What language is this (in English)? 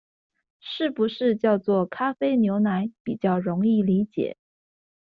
Chinese